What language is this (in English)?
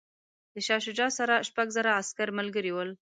Pashto